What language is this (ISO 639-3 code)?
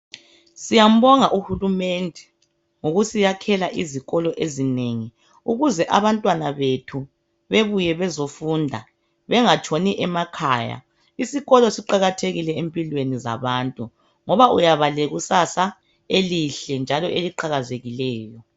nde